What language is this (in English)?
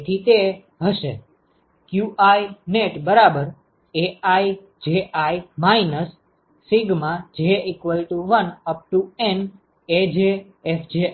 Gujarati